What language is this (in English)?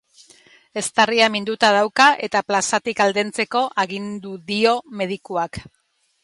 Basque